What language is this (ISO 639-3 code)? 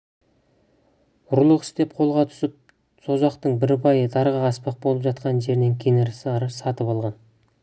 kaz